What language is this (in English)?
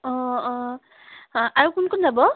Assamese